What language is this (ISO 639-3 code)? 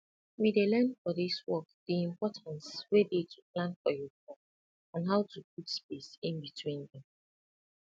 pcm